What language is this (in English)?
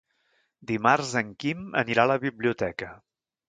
Catalan